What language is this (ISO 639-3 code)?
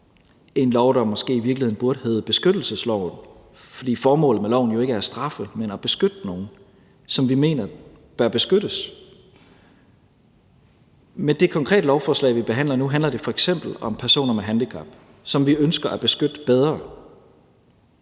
dan